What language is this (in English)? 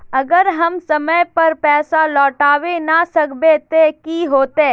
Magahi